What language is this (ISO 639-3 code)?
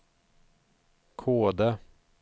swe